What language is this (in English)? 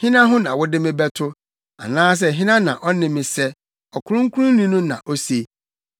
Akan